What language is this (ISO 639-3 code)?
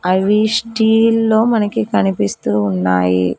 tel